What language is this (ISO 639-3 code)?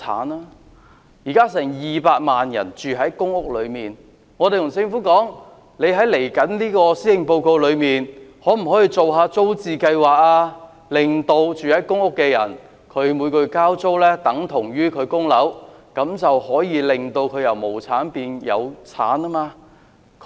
yue